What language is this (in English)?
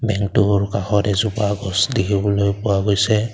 Assamese